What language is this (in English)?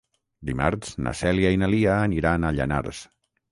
Catalan